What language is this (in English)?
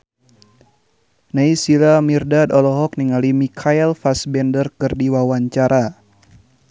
Sundanese